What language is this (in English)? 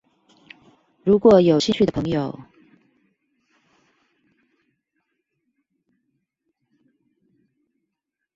Chinese